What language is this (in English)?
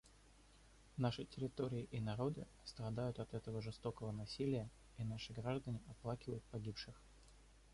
Russian